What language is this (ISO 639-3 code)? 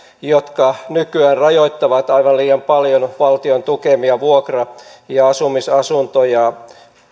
fin